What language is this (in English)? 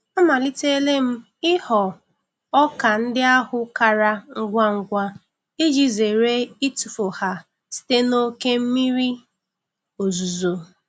Igbo